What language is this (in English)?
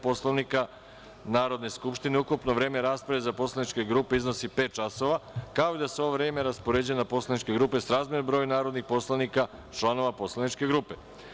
Serbian